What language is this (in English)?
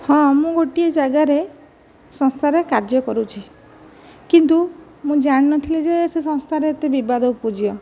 Odia